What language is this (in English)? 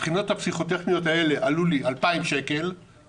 Hebrew